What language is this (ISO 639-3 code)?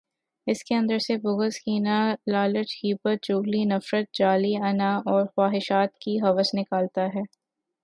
urd